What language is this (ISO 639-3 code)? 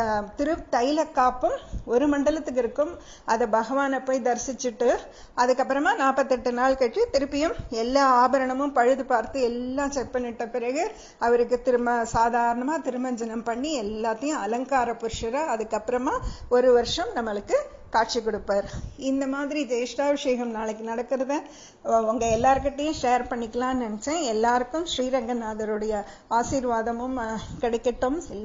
tam